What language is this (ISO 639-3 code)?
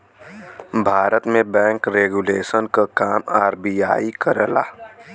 bho